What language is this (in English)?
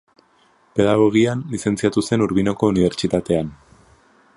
Basque